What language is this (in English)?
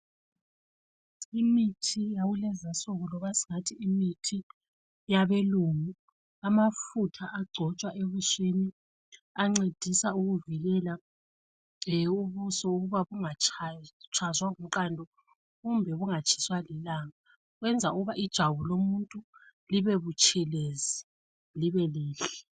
North Ndebele